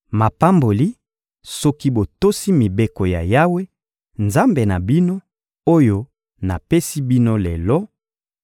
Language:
Lingala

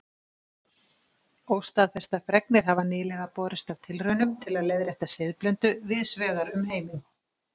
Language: Icelandic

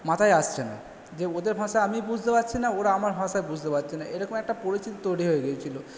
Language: Bangla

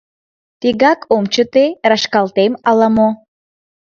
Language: Mari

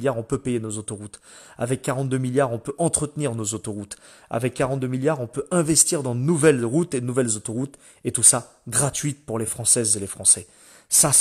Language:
French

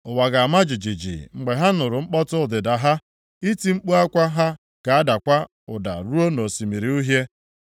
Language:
Igbo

